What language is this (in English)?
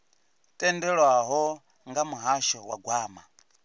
Venda